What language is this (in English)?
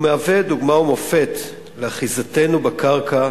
Hebrew